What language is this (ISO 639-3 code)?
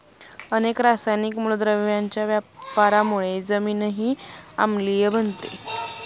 mar